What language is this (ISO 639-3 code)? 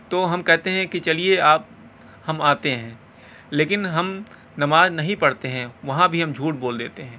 urd